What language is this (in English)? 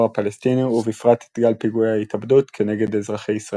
Hebrew